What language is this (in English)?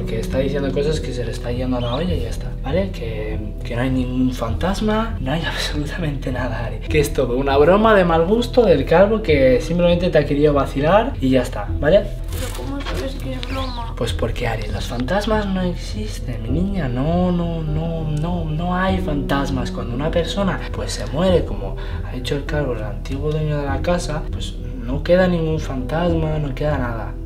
Spanish